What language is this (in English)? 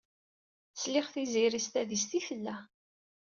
Kabyle